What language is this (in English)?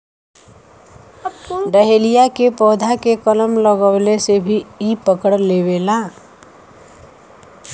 Bhojpuri